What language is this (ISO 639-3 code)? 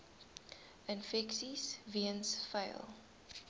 afr